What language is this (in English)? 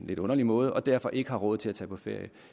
Danish